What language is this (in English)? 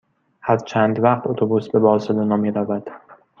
Persian